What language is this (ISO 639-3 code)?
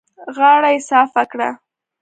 pus